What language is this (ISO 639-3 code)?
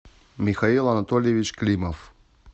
rus